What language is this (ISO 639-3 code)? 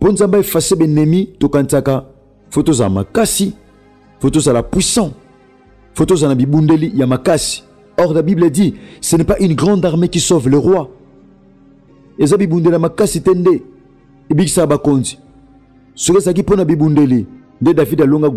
fra